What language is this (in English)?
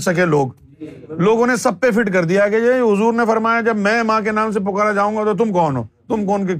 Urdu